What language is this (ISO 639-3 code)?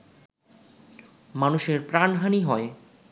ben